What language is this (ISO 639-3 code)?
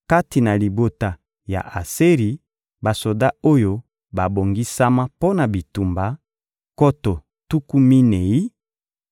lin